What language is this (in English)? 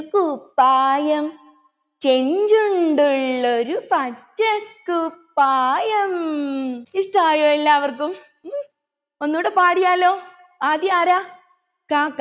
Malayalam